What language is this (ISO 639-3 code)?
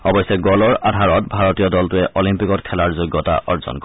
asm